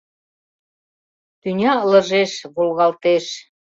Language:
Mari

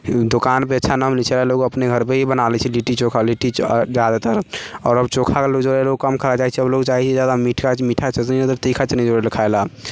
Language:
Maithili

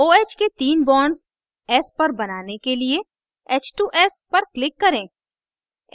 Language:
Hindi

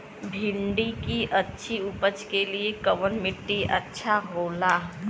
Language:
Bhojpuri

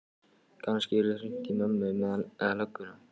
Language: Icelandic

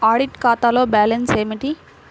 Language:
Telugu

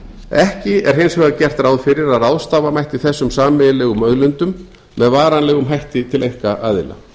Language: Icelandic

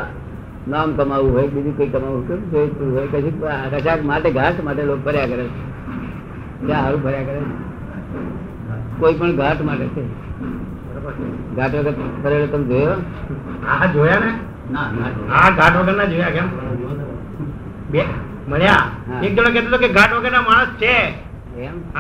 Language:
Gujarati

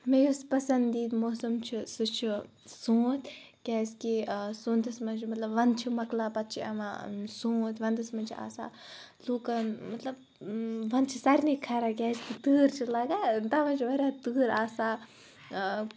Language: Kashmiri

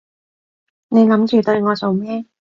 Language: Cantonese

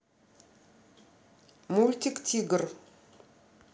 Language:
Russian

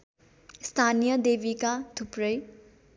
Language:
Nepali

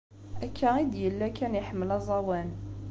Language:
Kabyle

